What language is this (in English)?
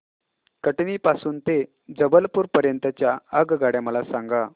Marathi